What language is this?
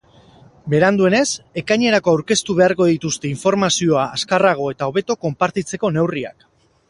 Basque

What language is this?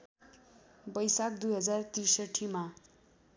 Nepali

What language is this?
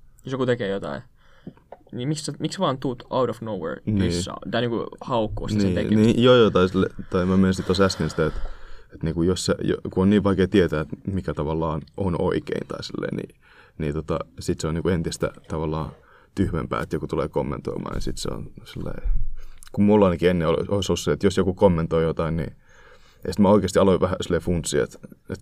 Finnish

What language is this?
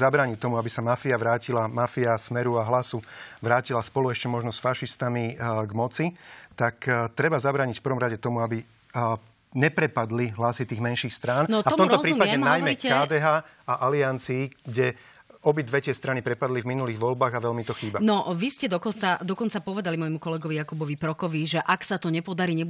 Slovak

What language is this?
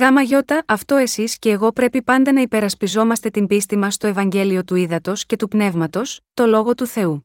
Greek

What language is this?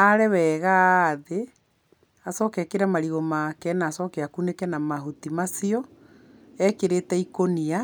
Kikuyu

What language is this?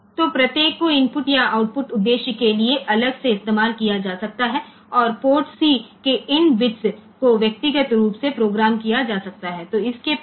Gujarati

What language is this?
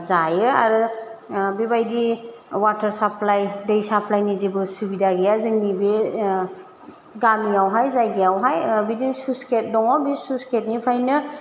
Bodo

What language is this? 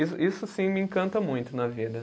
Portuguese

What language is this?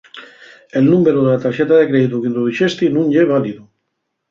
Asturian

